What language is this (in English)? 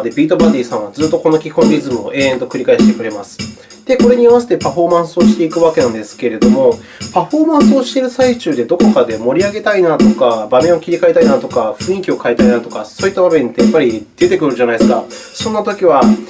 Japanese